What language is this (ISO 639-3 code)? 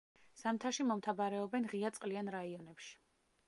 kat